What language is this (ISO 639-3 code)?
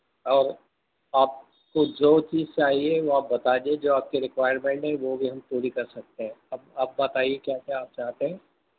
urd